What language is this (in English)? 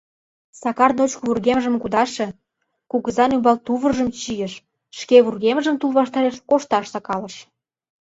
Mari